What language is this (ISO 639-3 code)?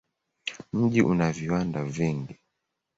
swa